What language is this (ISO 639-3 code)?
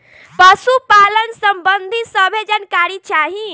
bho